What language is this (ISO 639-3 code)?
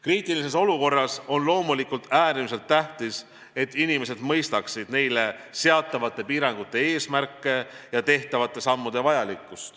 est